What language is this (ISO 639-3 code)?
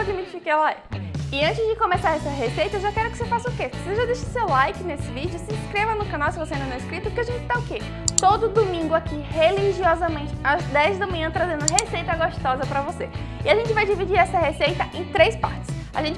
por